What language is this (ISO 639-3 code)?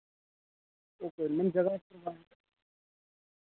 doi